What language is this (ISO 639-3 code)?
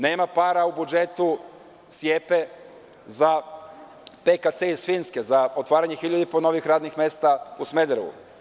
srp